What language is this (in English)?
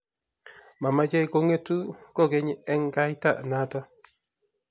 Kalenjin